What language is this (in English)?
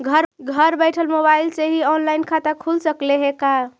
Magahi